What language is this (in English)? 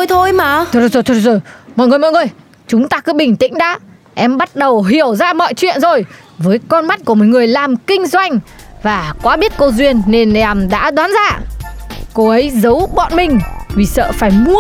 Vietnamese